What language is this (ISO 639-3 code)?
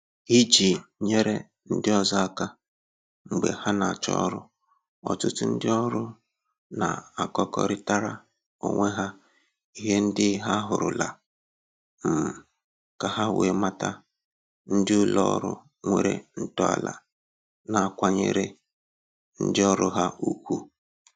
ibo